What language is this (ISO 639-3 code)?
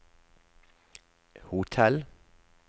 nor